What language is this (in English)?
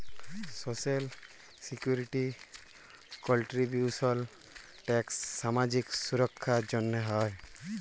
Bangla